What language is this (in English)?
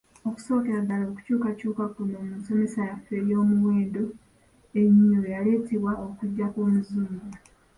Ganda